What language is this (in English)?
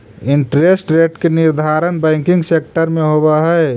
Magahi